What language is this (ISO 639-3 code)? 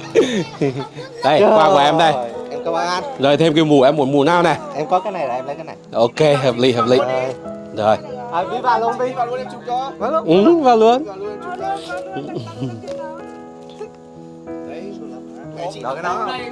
vie